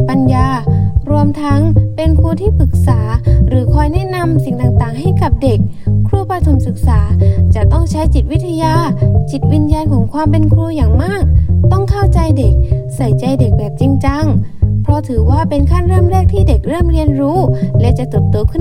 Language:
Thai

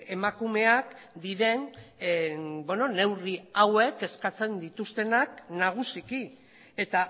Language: Basque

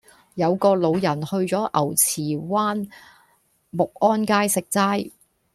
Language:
Cantonese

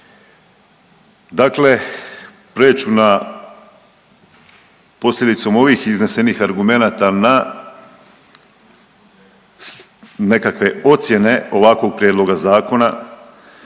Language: Croatian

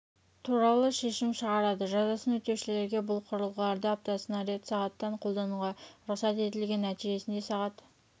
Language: Kazakh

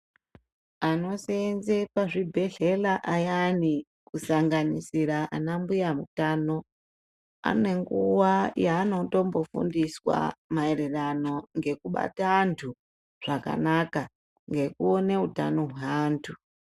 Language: Ndau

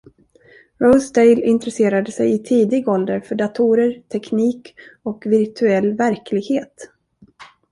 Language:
Swedish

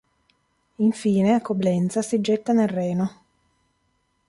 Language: Italian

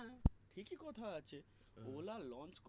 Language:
Bangla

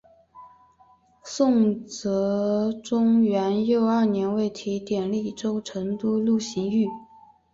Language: Chinese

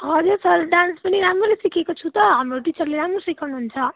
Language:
Nepali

